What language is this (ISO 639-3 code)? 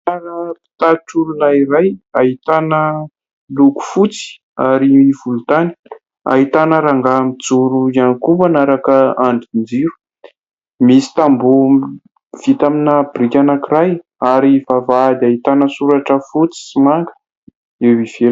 mlg